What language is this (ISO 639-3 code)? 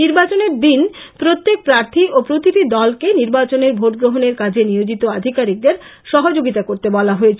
ben